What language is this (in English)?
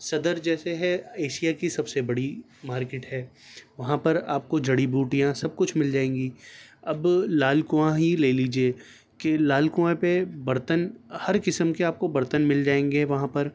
Urdu